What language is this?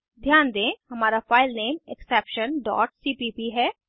Hindi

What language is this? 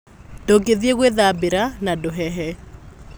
Kikuyu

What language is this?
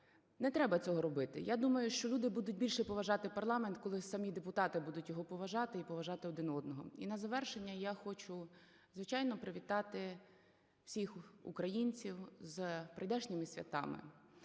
Ukrainian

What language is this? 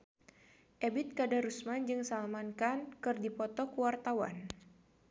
Sundanese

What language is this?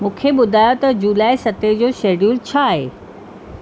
Sindhi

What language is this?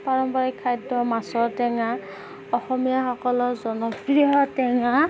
Assamese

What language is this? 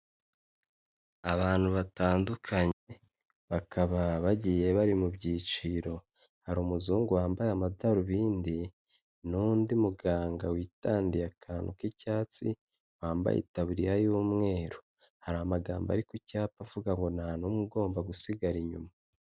Kinyarwanda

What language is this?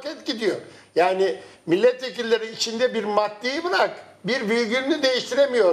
Turkish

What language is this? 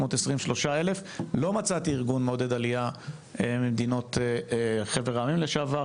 Hebrew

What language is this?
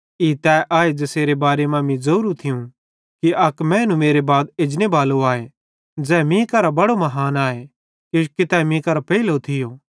Bhadrawahi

